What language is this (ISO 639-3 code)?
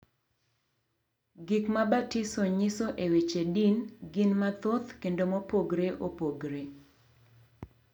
luo